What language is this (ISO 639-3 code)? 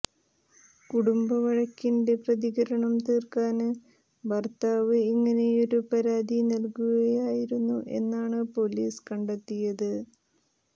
mal